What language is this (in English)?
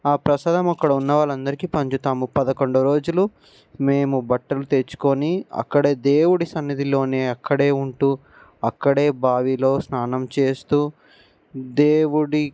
Telugu